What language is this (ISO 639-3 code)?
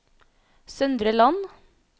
nor